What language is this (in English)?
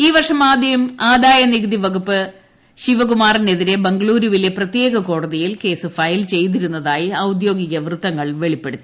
Malayalam